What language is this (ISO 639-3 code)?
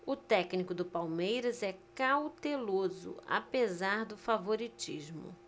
por